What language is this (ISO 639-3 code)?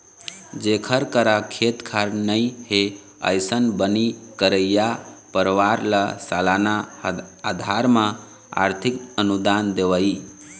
hne